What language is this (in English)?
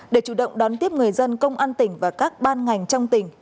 Vietnamese